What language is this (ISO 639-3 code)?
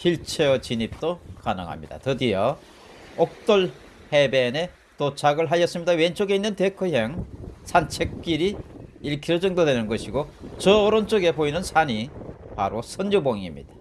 kor